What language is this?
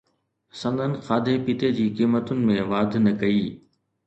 Sindhi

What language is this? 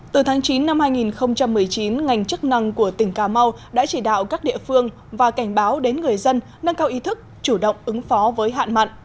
Vietnamese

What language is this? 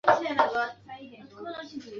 Chinese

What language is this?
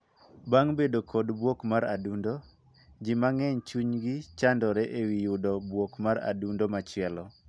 Luo (Kenya and Tanzania)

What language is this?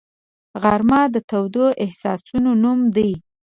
Pashto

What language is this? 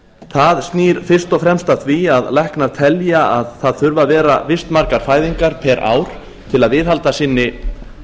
Icelandic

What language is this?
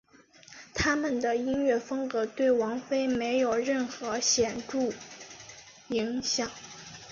Chinese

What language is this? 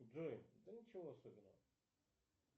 Russian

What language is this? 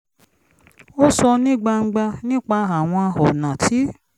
Yoruba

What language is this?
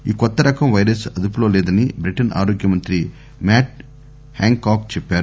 Telugu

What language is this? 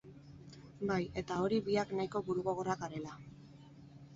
Basque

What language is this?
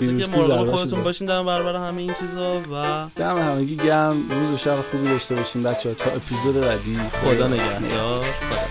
Persian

